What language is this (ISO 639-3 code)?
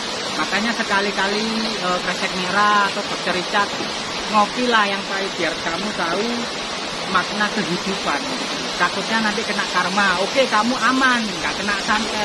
ind